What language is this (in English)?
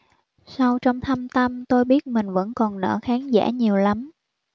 Vietnamese